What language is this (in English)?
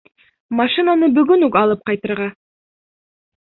Bashkir